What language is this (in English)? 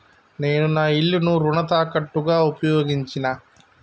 Telugu